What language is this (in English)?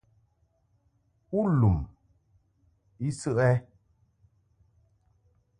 Mungaka